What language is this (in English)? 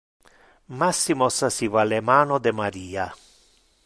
Interlingua